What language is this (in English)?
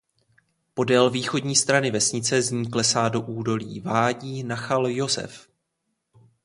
Czech